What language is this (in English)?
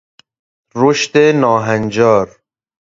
Persian